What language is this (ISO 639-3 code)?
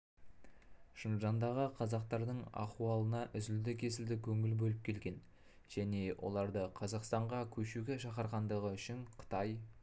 kaz